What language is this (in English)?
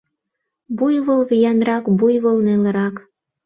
Mari